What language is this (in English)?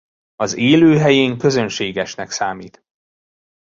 Hungarian